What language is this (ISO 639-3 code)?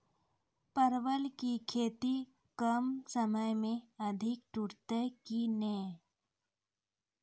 mai